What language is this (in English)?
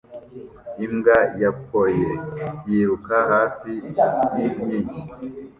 Kinyarwanda